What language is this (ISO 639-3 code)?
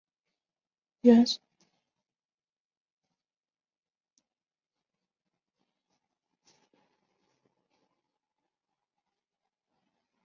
zho